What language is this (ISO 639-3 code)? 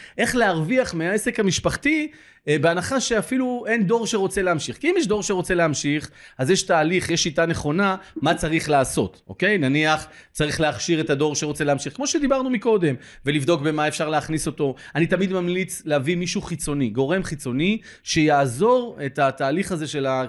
heb